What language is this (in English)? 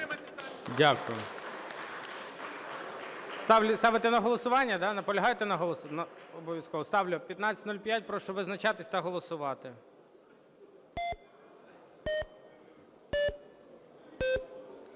Ukrainian